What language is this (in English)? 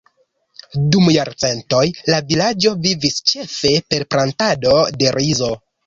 Esperanto